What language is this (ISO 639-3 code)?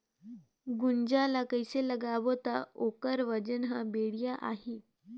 hne